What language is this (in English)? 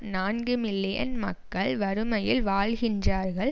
Tamil